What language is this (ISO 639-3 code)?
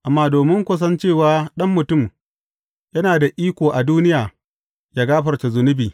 hau